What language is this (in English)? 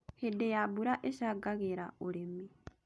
Kikuyu